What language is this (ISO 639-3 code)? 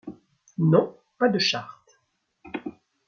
fra